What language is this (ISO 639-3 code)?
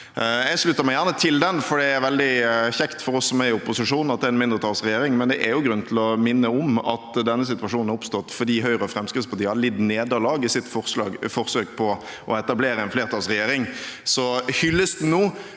nor